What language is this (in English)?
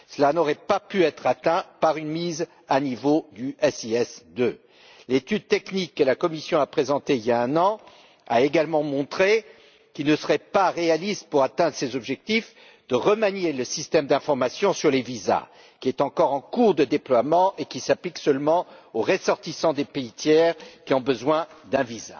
French